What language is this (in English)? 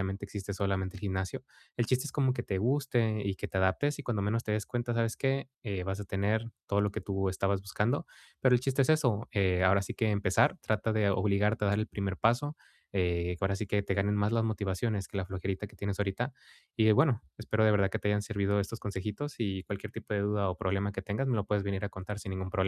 Spanish